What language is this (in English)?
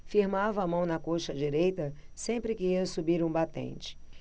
Portuguese